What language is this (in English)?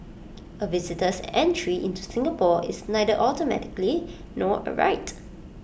English